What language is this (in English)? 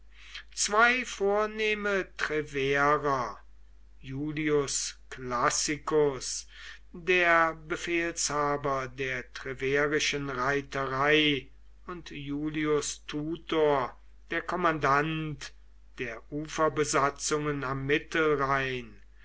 German